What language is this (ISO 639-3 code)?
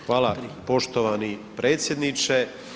hrv